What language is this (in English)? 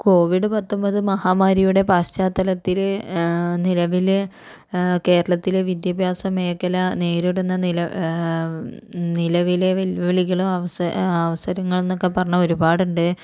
Malayalam